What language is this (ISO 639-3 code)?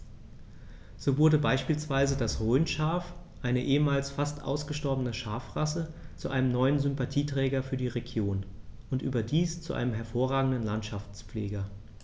deu